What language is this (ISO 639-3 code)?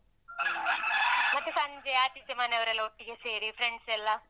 kan